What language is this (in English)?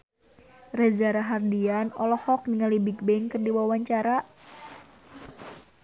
Sundanese